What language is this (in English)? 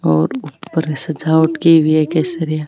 Marwari